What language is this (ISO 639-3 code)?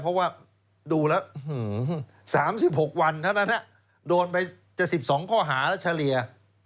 tha